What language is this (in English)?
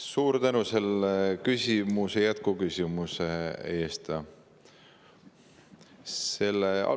Estonian